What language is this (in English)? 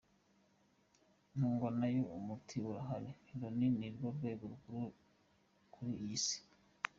Kinyarwanda